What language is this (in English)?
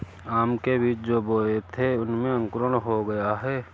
Hindi